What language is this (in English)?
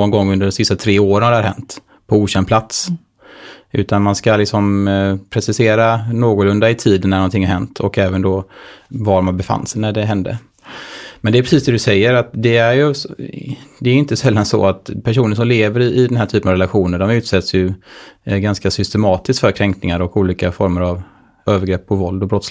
Swedish